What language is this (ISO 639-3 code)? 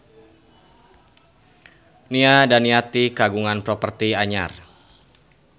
sun